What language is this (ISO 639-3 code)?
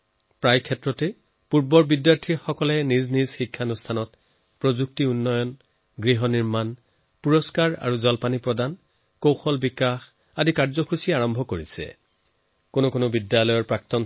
asm